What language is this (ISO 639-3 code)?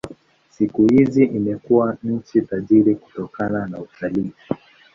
swa